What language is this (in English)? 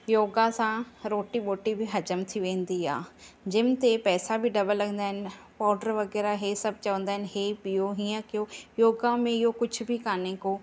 Sindhi